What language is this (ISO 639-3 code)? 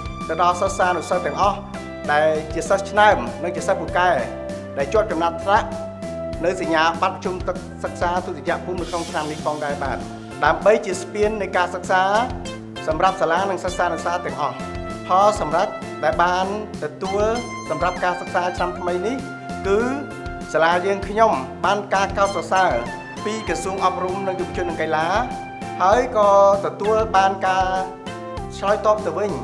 tha